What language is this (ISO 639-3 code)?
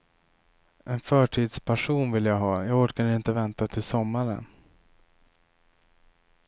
swe